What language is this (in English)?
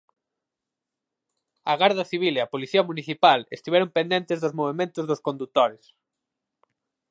Galician